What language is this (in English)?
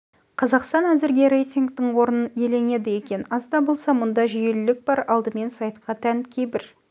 Kazakh